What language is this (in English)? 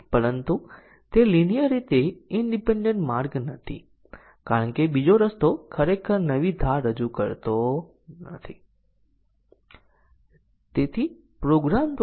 Gujarati